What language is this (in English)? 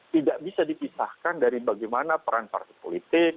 Indonesian